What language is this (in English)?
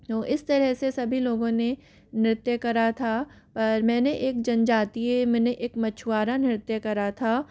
Hindi